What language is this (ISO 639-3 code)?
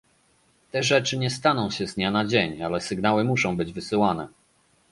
pol